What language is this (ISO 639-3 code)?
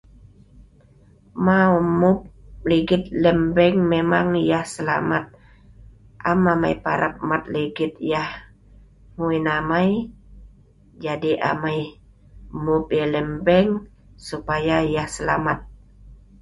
snv